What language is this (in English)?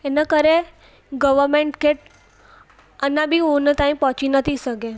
Sindhi